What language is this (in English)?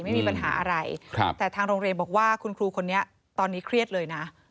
Thai